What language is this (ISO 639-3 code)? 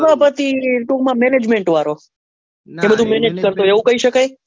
guj